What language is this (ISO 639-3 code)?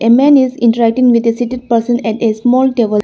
eng